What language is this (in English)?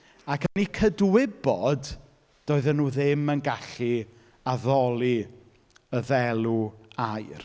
Welsh